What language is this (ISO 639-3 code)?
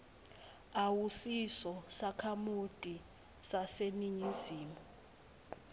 ssw